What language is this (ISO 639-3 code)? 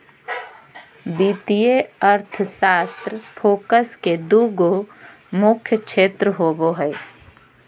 mag